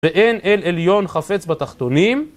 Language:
Hebrew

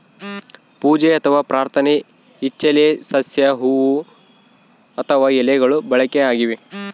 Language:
Kannada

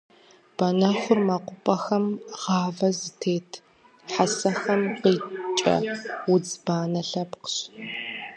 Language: Kabardian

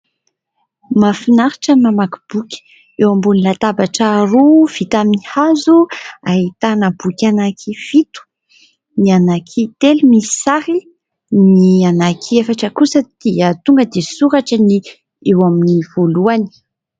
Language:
Malagasy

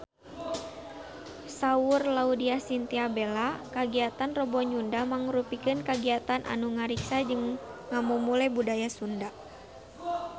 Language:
Sundanese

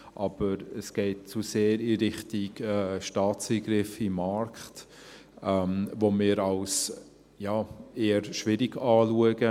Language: Swiss German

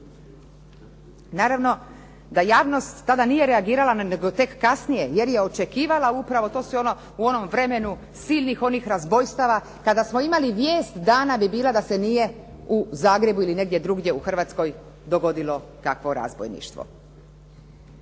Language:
Croatian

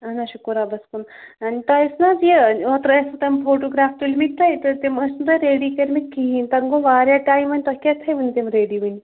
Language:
Kashmiri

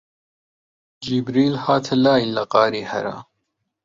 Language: Central Kurdish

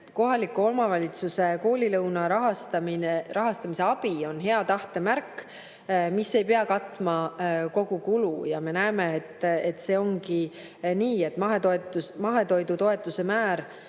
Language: Estonian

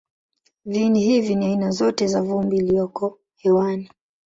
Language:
Swahili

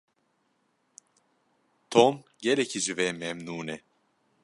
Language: Kurdish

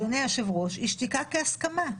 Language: Hebrew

